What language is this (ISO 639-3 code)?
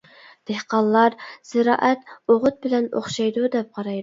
uig